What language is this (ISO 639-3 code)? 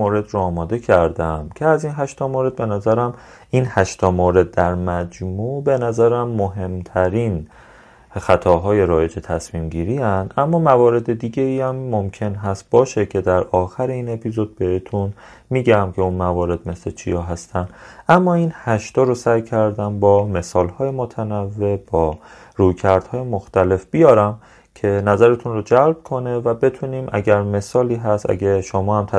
fas